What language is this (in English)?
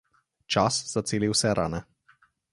Slovenian